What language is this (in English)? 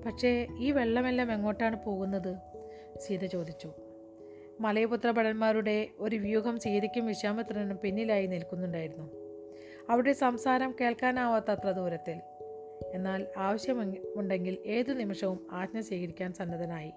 Malayalam